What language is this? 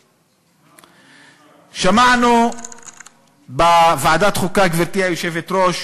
Hebrew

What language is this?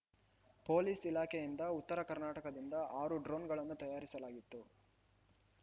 Kannada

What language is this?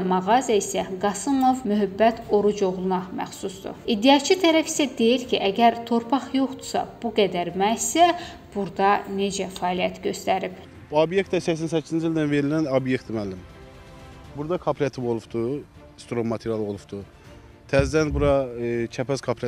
Turkish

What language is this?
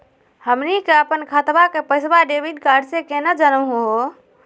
Magahi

